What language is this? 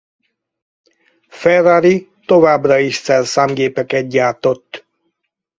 Hungarian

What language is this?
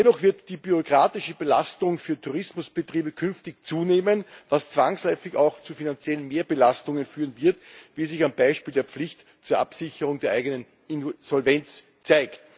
German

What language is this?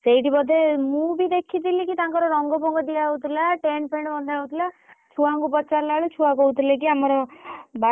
Odia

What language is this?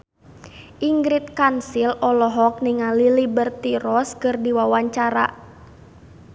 Sundanese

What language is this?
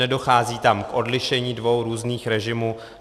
Czech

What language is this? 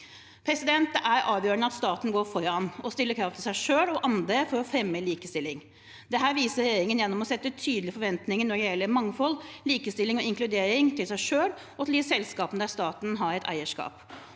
Norwegian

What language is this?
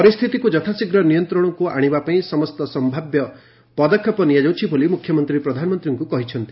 Odia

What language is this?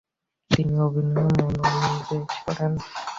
Bangla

